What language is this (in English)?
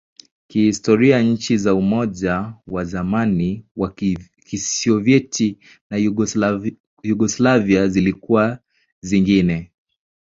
Swahili